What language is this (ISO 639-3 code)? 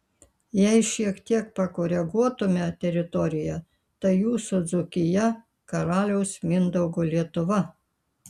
lit